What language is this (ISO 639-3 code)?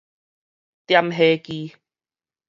nan